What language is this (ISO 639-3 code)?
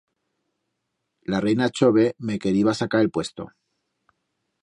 arg